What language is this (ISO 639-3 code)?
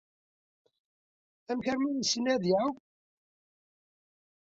kab